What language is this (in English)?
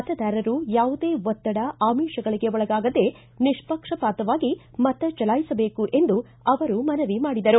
Kannada